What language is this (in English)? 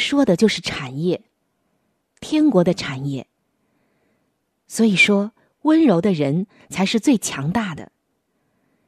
Chinese